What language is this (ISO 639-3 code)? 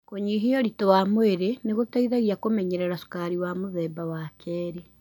kik